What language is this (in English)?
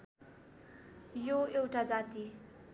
Nepali